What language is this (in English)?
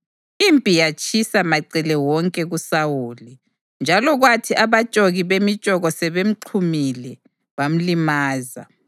North Ndebele